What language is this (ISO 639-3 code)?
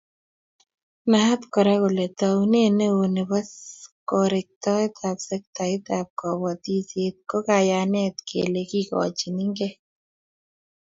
kln